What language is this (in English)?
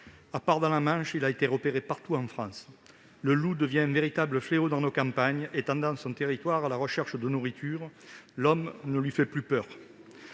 French